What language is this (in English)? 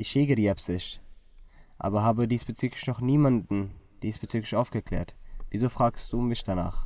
German